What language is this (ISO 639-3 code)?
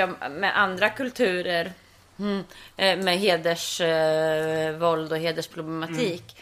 swe